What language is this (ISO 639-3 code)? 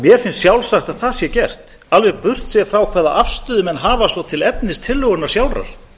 isl